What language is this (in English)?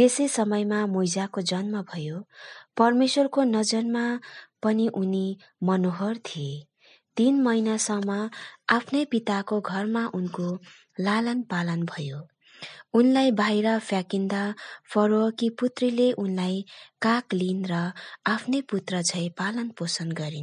Hindi